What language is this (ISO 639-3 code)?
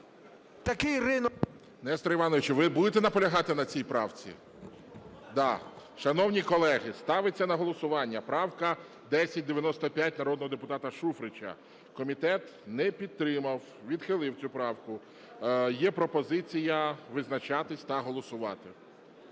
ukr